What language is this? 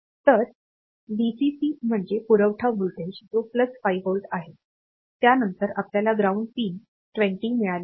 Marathi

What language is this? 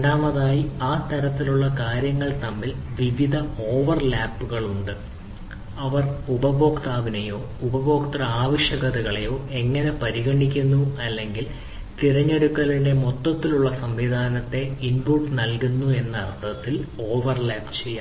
Malayalam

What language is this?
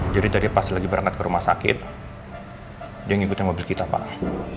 Indonesian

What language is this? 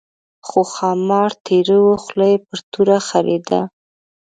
Pashto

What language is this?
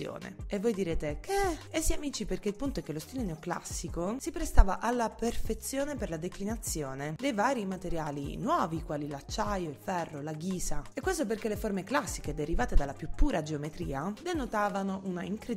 Italian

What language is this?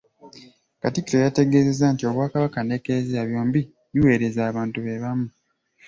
Ganda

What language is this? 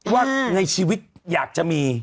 Thai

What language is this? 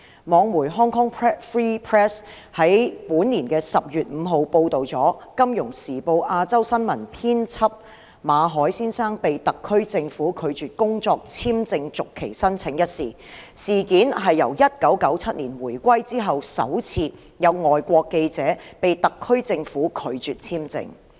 Cantonese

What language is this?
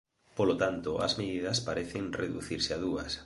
Galician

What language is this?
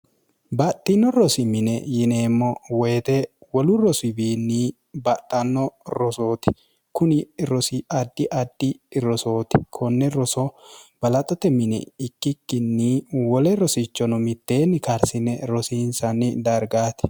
Sidamo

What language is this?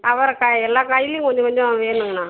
Tamil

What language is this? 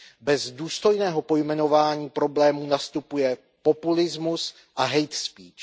Czech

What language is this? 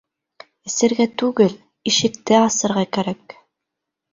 Bashkir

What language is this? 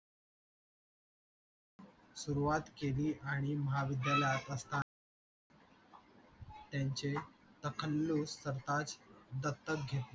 Marathi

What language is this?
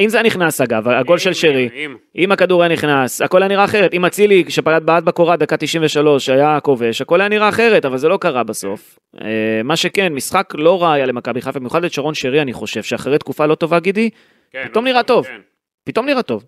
Hebrew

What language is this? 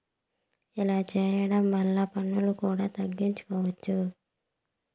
Telugu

